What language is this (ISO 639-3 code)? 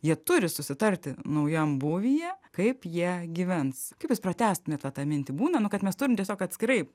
lit